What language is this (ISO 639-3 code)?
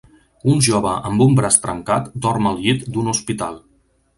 cat